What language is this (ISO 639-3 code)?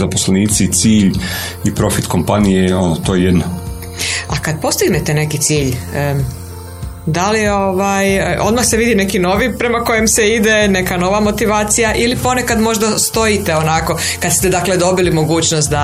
hrv